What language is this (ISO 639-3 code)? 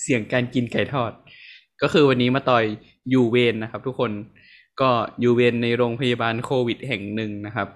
tha